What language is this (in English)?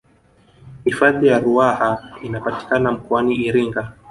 Swahili